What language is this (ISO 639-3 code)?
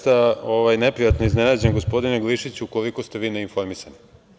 srp